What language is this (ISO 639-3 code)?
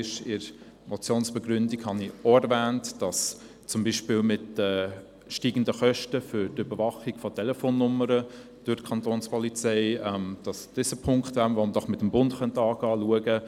gsw